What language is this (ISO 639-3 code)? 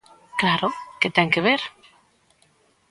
glg